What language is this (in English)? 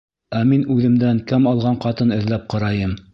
Bashkir